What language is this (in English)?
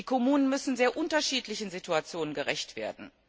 German